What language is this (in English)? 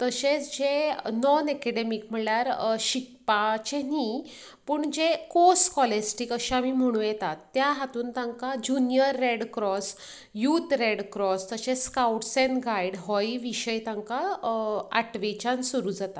Konkani